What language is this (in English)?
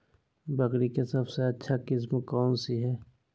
Magahi